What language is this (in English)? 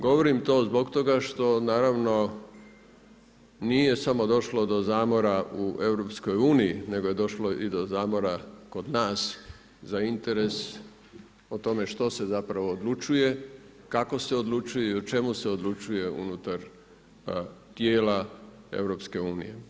Croatian